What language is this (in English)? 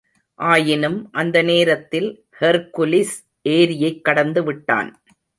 Tamil